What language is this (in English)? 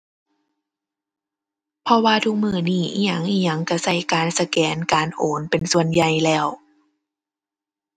Thai